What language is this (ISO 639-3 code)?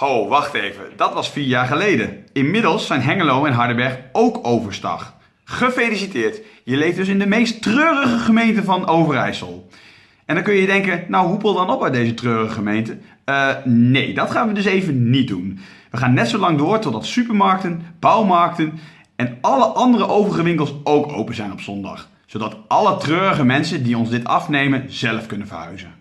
nld